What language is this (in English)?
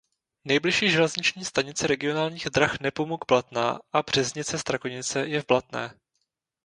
Czech